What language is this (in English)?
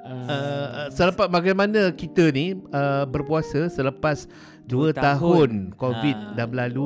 Malay